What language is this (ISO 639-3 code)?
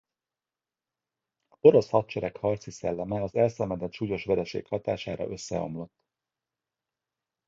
hun